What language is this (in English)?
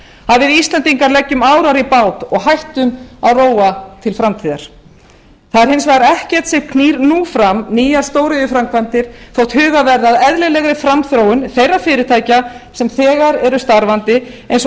Icelandic